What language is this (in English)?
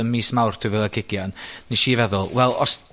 Welsh